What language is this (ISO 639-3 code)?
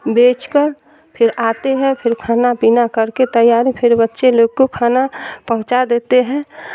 urd